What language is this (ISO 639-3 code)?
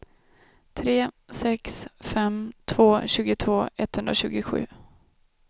swe